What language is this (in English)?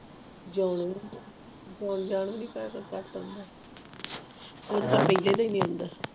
Punjabi